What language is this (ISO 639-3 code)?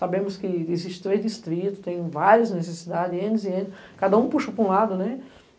por